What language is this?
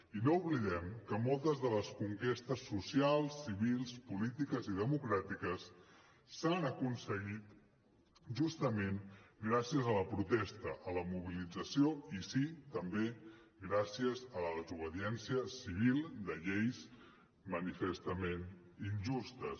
Catalan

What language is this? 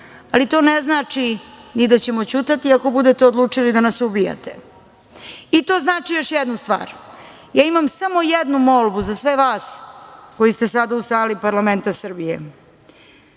Serbian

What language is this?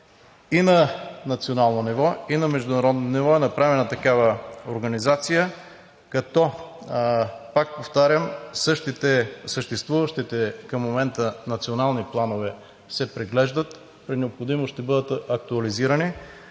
Bulgarian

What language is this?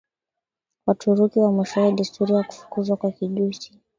Swahili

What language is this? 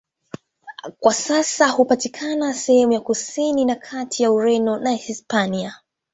Swahili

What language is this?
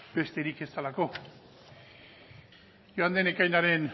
Basque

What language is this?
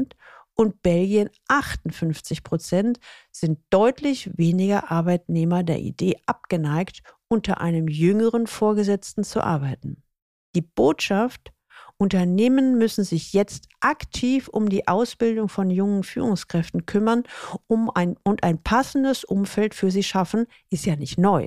German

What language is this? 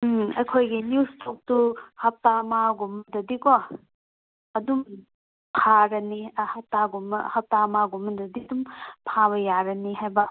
Manipuri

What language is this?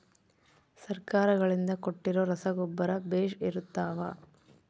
Kannada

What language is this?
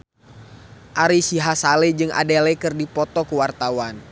Sundanese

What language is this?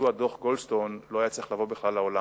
Hebrew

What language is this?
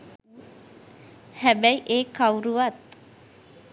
Sinhala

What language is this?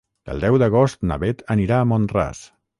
Catalan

